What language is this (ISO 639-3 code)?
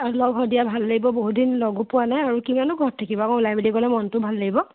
asm